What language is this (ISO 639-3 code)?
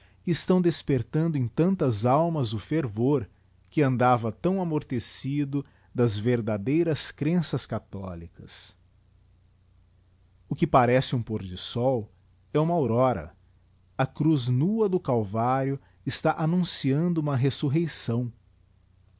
por